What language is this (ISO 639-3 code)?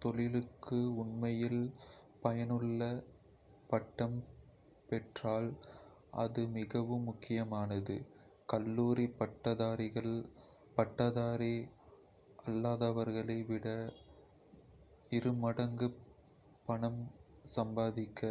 kfe